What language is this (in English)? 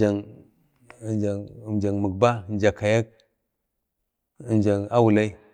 Bade